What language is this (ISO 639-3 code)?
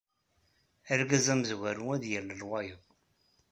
kab